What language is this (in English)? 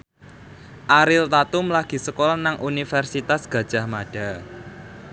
Javanese